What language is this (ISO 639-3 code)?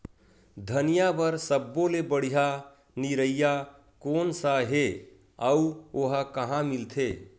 hne